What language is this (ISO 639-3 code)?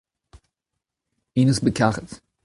bre